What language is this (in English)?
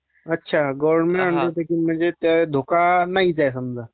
Marathi